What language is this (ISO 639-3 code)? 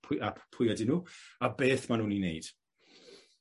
cym